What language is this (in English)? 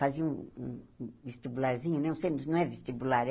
Portuguese